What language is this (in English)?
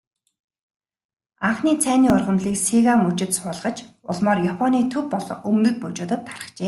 Mongolian